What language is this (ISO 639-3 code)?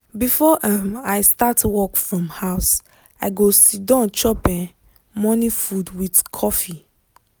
pcm